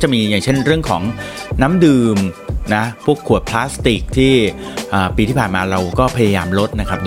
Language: Thai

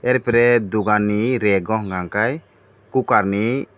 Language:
Kok Borok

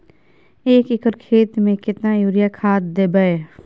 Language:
Maithili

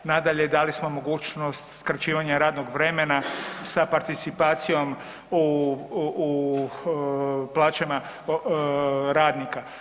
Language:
Croatian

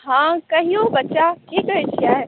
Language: Maithili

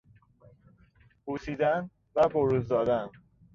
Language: Persian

